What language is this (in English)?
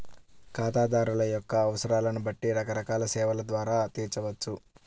Telugu